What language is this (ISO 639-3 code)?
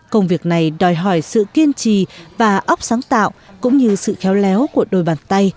vie